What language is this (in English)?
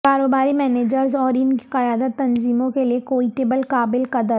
Urdu